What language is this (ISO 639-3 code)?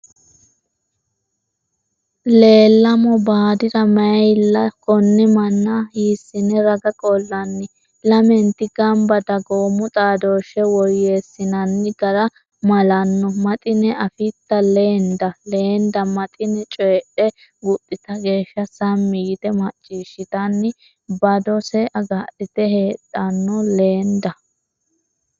sid